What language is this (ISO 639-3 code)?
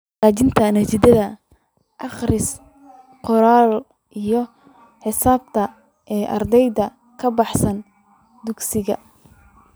som